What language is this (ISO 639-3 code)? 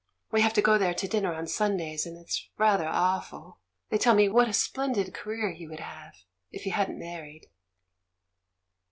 eng